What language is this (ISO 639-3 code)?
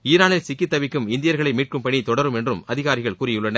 tam